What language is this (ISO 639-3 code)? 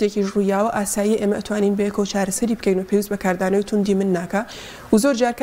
ara